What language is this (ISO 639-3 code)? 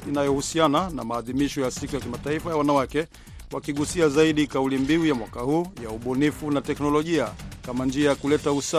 swa